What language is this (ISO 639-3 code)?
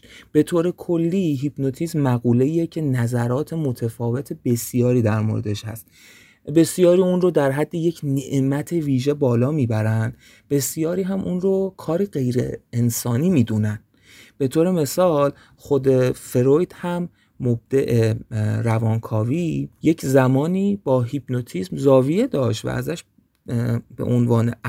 fas